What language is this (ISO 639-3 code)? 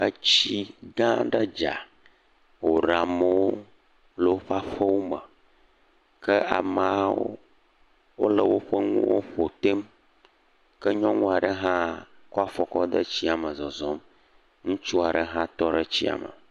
ewe